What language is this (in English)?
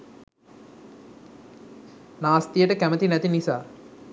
Sinhala